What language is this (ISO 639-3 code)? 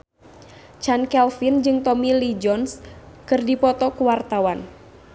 sun